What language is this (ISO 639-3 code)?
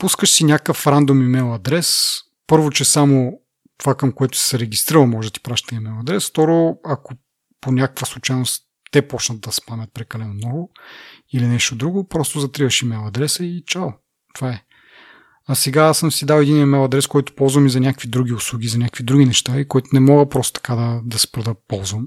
bul